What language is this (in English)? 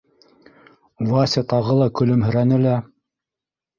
Bashkir